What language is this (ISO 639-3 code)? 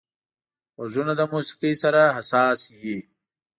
pus